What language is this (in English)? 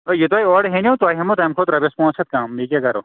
Kashmiri